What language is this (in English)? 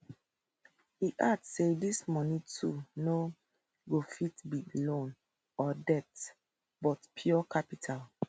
Nigerian Pidgin